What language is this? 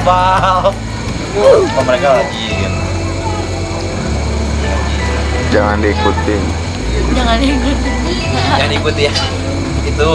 Indonesian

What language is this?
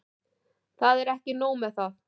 Icelandic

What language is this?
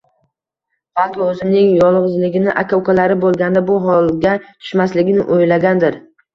Uzbek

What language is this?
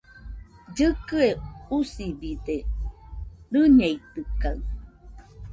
Nüpode Huitoto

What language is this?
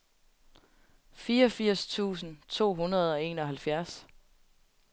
Danish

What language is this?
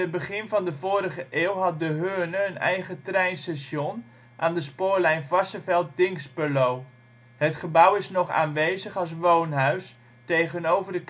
Dutch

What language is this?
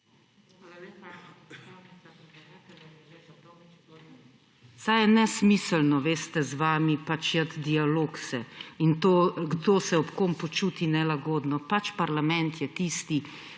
Slovenian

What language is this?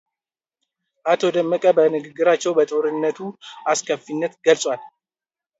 Amharic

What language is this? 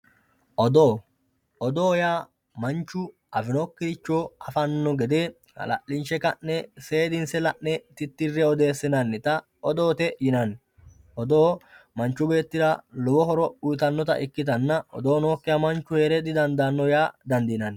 Sidamo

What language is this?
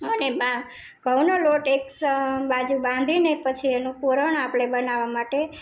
Gujarati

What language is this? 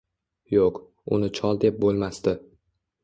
Uzbek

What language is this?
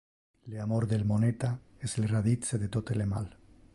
Interlingua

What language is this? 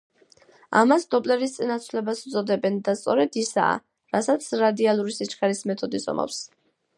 Georgian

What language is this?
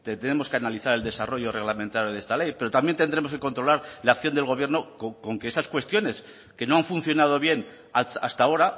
Spanish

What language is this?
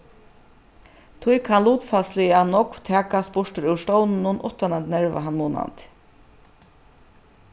Faroese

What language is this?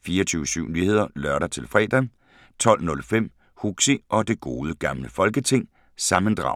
Danish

